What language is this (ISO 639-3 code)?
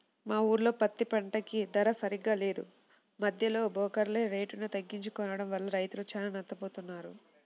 tel